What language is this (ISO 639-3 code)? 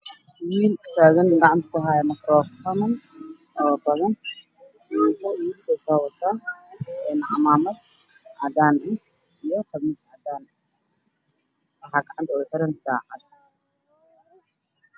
som